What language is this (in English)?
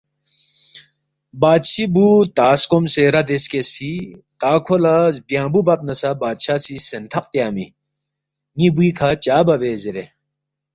Balti